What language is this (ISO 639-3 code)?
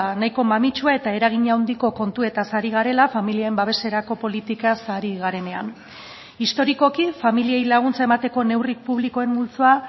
eus